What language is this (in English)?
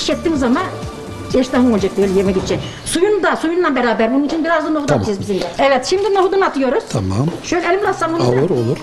Turkish